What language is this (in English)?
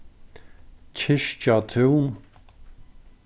Faroese